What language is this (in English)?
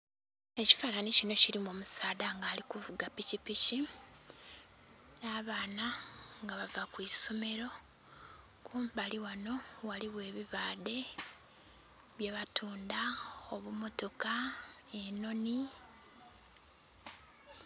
Soga